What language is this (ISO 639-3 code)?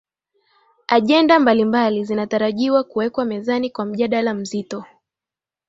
swa